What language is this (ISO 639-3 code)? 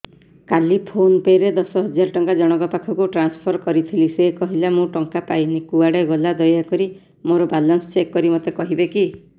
ori